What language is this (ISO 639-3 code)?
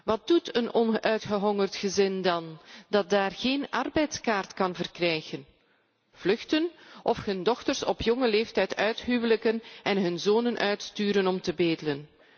nld